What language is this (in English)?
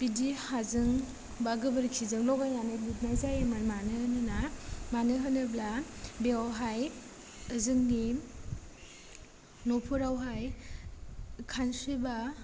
Bodo